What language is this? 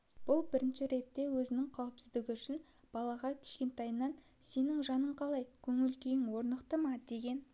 Kazakh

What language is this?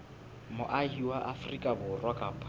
Southern Sotho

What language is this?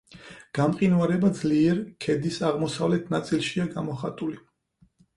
Georgian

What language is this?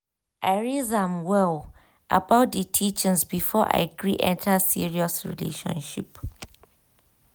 Nigerian Pidgin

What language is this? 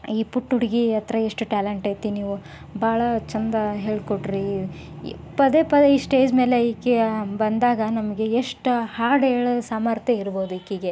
Kannada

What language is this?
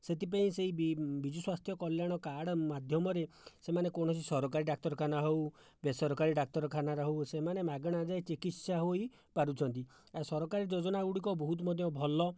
Odia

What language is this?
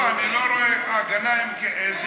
Hebrew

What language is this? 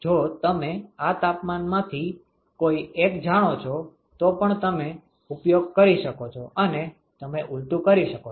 Gujarati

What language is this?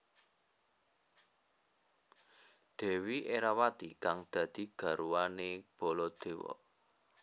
Javanese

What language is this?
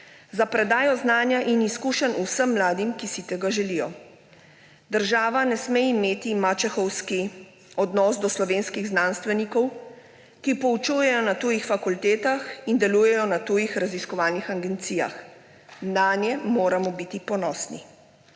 Slovenian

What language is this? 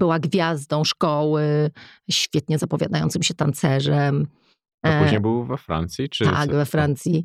Polish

